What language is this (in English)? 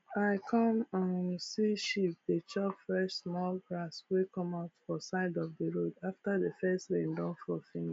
Nigerian Pidgin